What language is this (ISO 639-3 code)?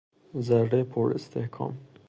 fas